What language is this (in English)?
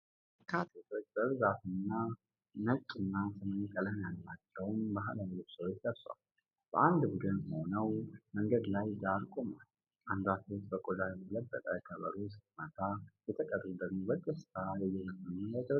Amharic